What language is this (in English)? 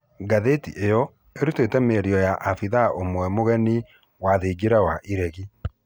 Kikuyu